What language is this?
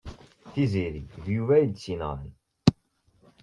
Kabyle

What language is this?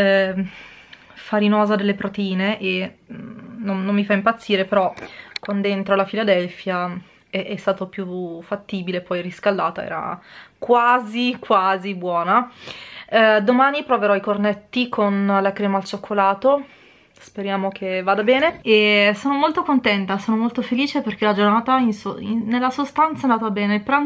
Italian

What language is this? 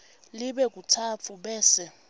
Swati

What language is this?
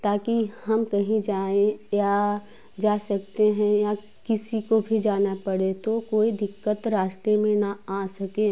Hindi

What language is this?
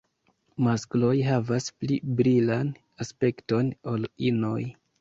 Esperanto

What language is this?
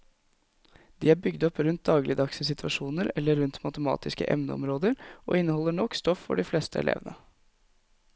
Norwegian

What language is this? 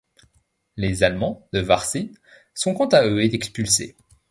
French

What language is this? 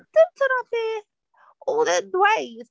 Welsh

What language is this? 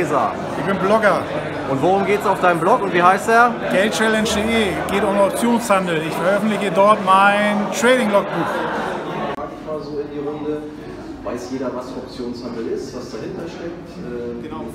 German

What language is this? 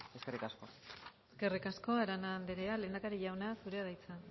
Basque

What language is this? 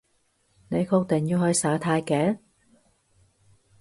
Cantonese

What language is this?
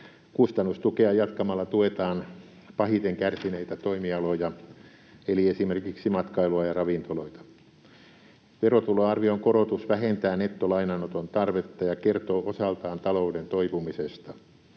Finnish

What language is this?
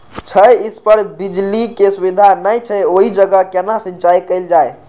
Maithili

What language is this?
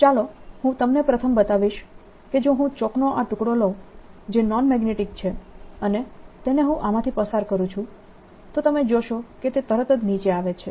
Gujarati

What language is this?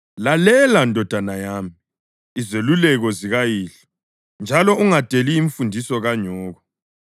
North Ndebele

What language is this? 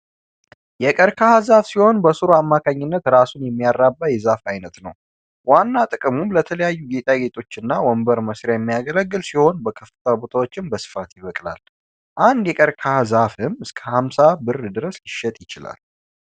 Amharic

